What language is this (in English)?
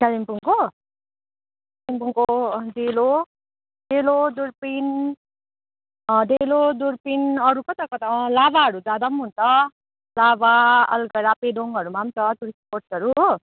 Nepali